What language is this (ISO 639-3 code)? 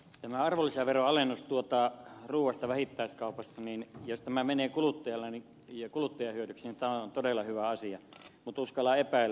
fin